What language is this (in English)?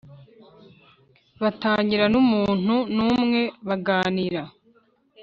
Kinyarwanda